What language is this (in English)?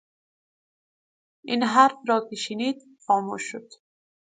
Persian